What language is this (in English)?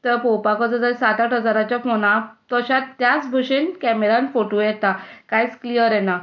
Konkani